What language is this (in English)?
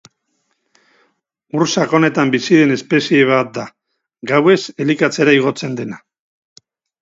Basque